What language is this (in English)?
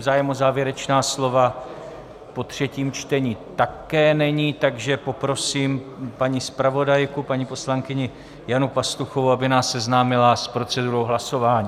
Czech